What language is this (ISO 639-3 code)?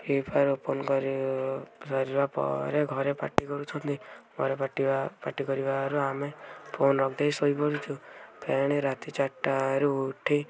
ori